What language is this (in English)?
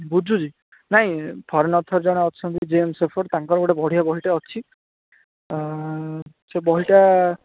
Odia